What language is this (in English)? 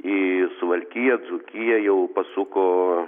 Lithuanian